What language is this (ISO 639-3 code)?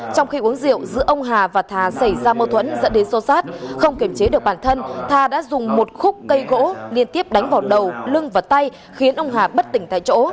vie